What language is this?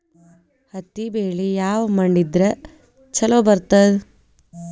Kannada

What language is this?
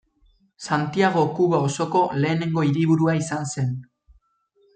Basque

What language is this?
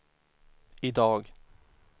Swedish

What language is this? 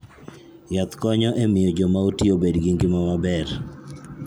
Luo (Kenya and Tanzania)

